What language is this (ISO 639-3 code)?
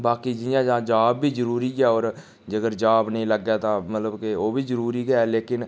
doi